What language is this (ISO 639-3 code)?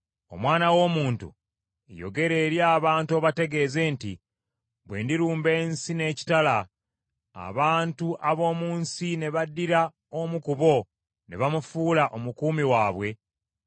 lug